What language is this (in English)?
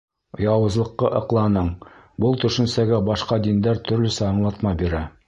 Bashkir